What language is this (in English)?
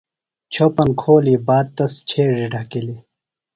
Phalura